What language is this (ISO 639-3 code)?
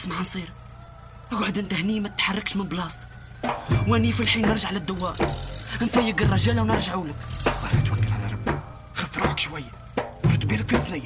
ara